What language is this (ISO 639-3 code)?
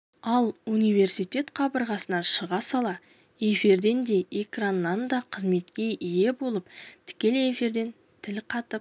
kaz